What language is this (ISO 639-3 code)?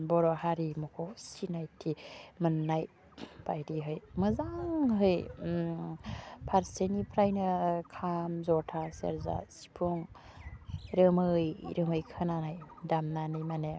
brx